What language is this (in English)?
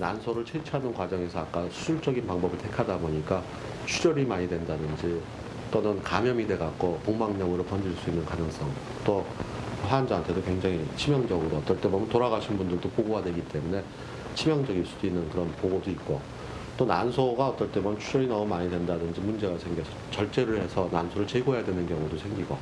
Korean